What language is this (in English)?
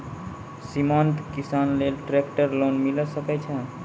Maithili